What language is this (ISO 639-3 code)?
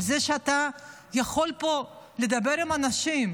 heb